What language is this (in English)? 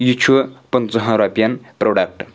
Kashmiri